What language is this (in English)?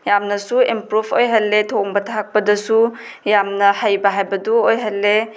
Manipuri